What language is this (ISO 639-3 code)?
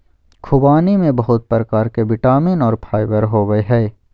mag